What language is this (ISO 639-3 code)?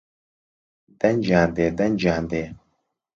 ckb